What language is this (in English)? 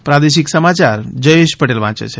Gujarati